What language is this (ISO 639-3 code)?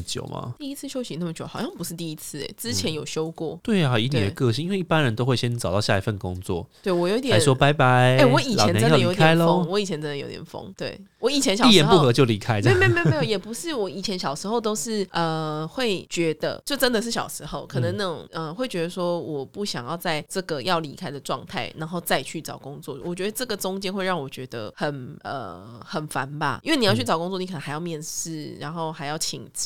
zho